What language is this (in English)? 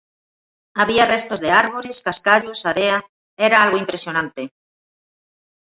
Galician